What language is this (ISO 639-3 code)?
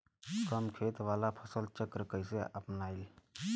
bho